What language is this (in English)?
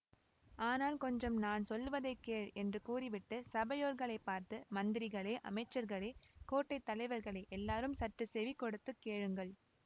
Tamil